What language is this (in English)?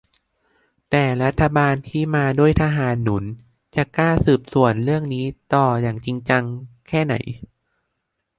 Thai